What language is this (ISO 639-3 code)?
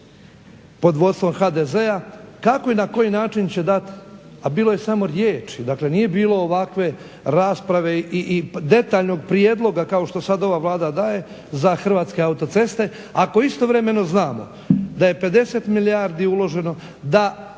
hrv